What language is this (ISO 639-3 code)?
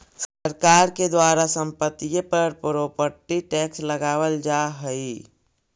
mag